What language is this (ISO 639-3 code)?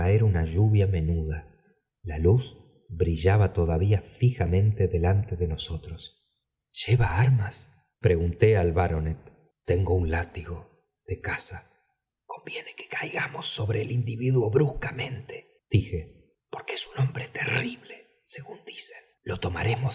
spa